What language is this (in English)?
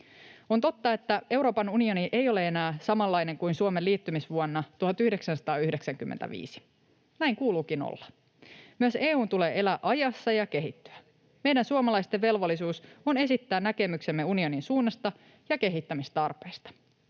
Finnish